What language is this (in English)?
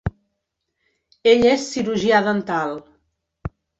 Catalan